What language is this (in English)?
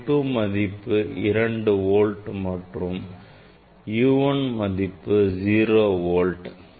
Tamil